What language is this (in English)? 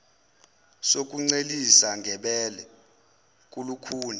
Zulu